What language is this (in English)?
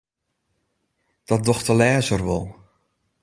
Western Frisian